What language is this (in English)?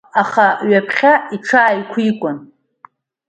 Abkhazian